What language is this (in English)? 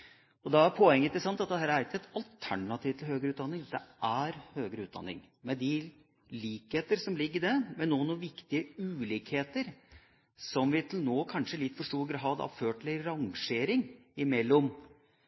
Norwegian Bokmål